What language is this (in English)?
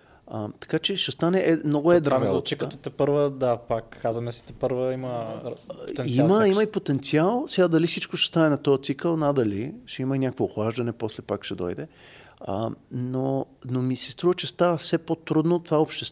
Bulgarian